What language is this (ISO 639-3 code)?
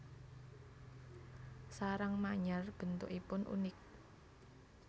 jav